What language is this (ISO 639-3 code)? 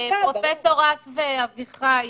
heb